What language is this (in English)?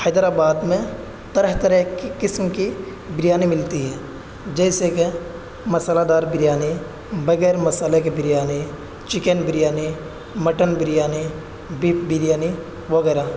Urdu